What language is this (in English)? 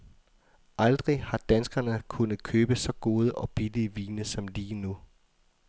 Danish